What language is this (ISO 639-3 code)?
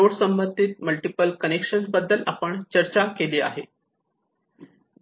mar